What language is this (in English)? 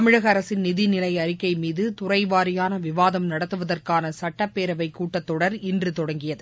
Tamil